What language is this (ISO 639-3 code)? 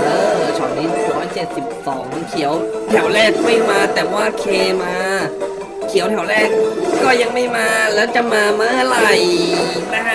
tha